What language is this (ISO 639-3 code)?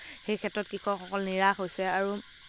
asm